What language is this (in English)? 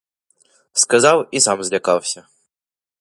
Ukrainian